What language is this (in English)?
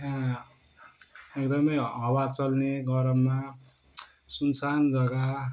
Nepali